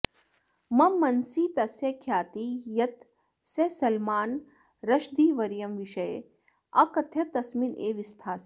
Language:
Sanskrit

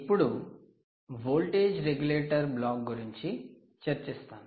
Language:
Telugu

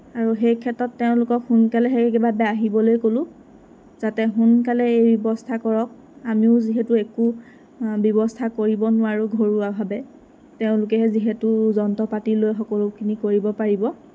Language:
Assamese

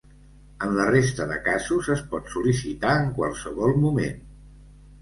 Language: Catalan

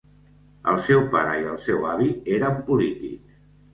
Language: Catalan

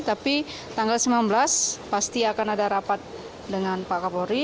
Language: Indonesian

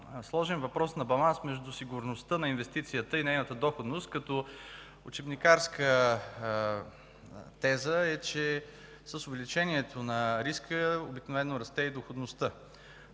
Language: Bulgarian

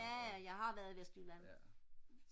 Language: Danish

